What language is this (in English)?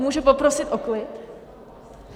Czech